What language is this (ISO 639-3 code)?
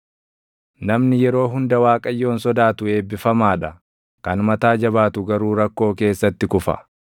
orm